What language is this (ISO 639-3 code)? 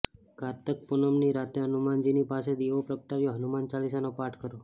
guj